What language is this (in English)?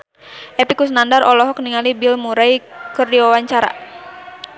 Sundanese